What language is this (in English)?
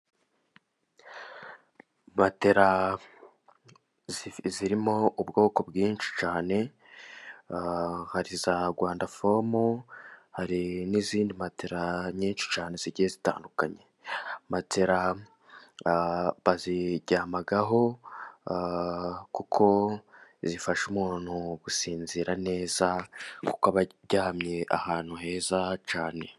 Kinyarwanda